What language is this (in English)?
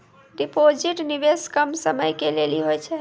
Maithili